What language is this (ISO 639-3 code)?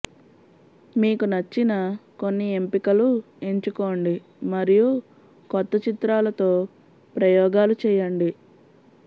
tel